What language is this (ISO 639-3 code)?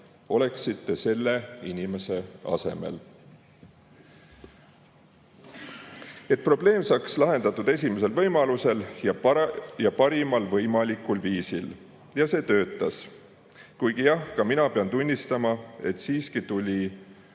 est